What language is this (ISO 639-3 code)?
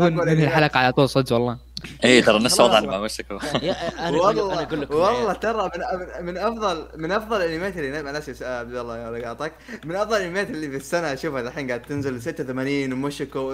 ara